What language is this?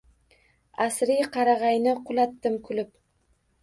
Uzbek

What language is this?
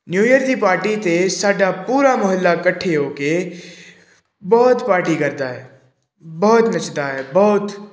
Punjabi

